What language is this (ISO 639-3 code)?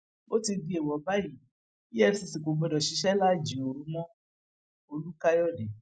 yor